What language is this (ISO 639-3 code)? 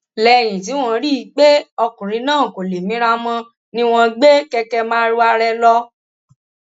yor